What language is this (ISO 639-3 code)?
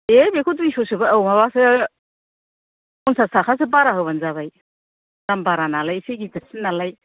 brx